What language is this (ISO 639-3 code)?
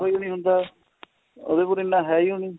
pan